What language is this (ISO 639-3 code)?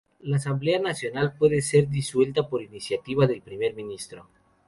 spa